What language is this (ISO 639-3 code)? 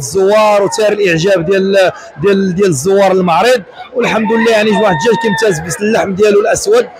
ara